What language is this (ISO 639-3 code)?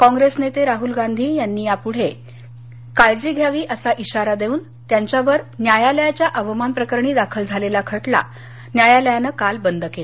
mar